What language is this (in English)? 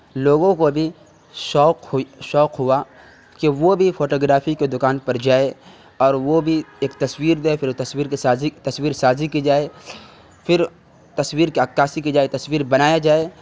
Urdu